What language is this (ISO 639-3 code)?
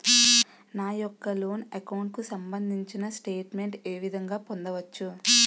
tel